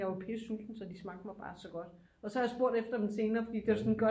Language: Danish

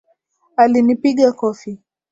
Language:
Swahili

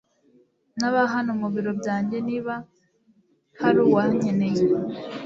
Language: Kinyarwanda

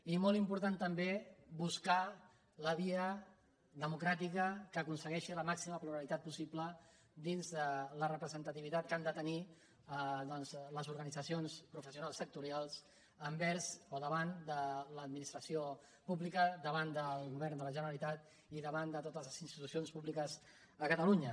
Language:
Catalan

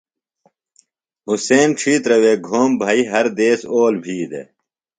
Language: Phalura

